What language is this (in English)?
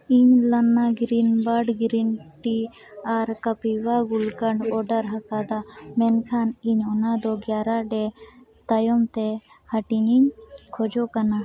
Santali